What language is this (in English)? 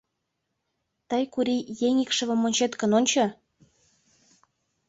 Mari